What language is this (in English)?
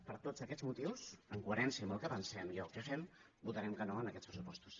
Catalan